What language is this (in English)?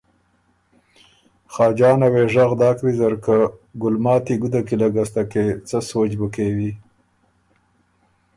Ormuri